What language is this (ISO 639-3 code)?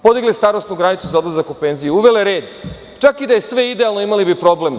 srp